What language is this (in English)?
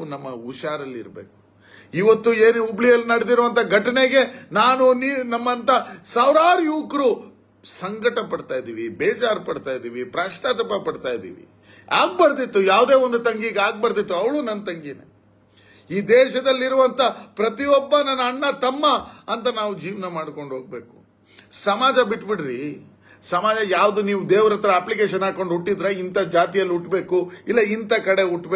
Kannada